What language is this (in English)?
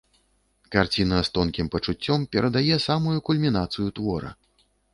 Belarusian